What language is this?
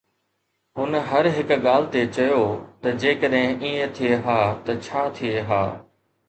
Sindhi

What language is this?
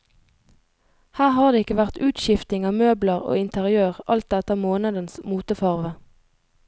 Norwegian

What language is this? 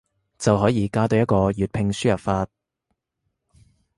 Cantonese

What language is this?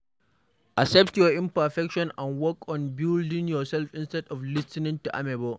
Nigerian Pidgin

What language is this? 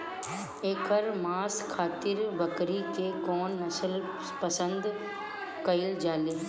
Bhojpuri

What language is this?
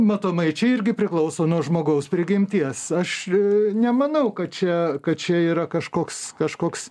Lithuanian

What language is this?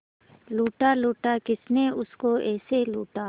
Hindi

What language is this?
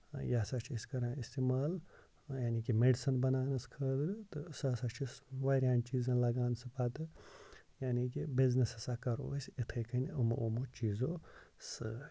Kashmiri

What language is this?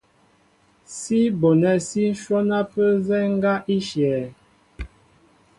Mbo (Cameroon)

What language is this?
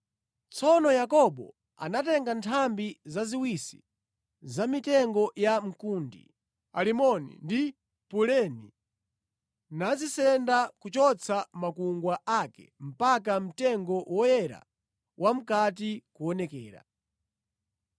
Nyanja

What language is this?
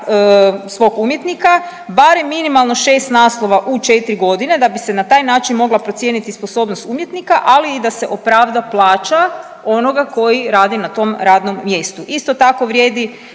Croatian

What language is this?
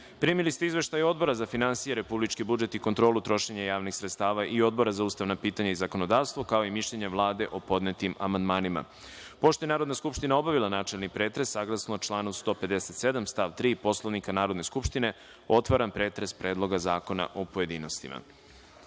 Serbian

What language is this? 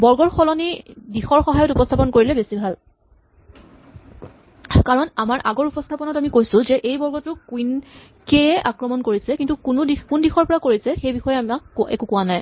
Assamese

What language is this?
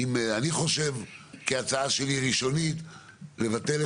Hebrew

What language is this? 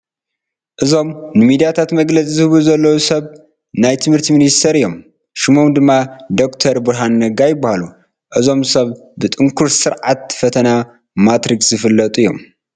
Tigrinya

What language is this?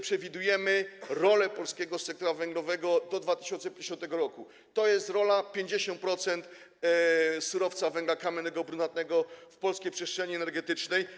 Polish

